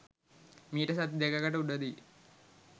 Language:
Sinhala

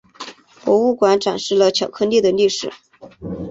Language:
Chinese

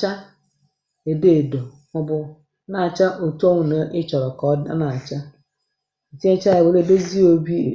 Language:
Igbo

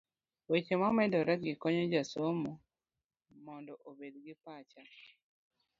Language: Luo (Kenya and Tanzania)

